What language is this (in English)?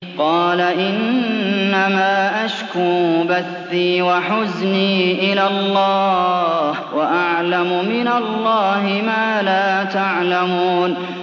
Arabic